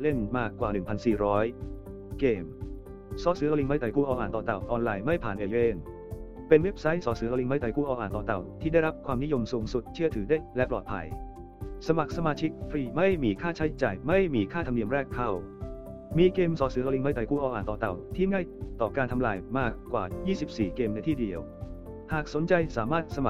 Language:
Thai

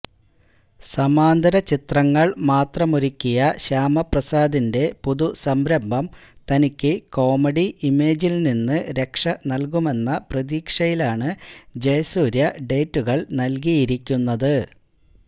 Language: Malayalam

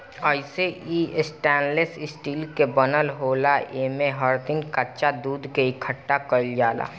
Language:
Bhojpuri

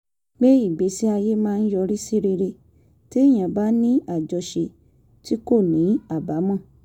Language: Yoruba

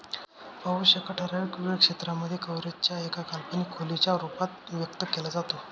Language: Marathi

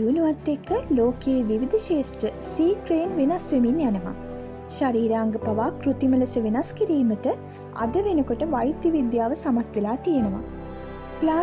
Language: Sinhala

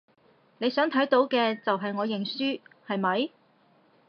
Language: Cantonese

